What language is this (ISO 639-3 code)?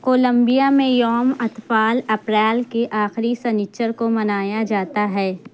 urd